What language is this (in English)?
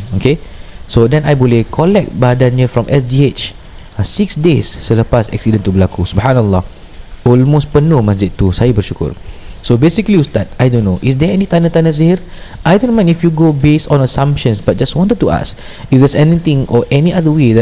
Malay